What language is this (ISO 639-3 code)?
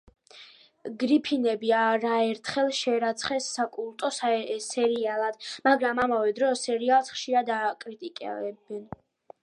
kat